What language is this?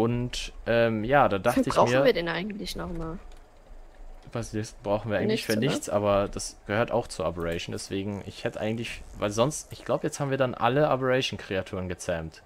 German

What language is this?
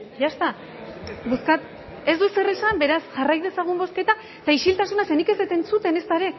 Basque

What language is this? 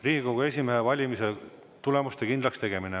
Estonian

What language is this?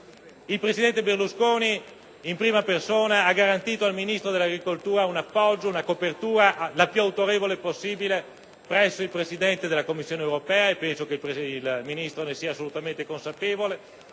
Italian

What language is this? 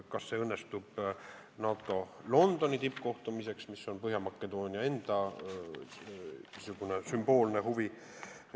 Estonian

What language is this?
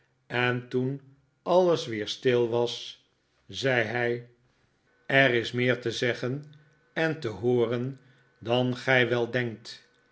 Dutch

